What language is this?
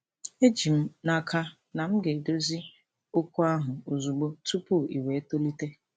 Igbo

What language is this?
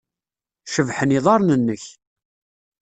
Kabyle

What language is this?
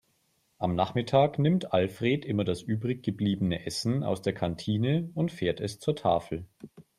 German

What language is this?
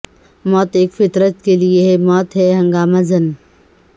Urdu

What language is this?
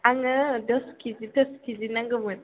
Bodo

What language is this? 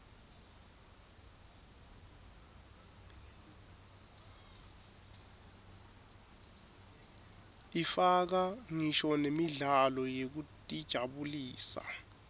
Swati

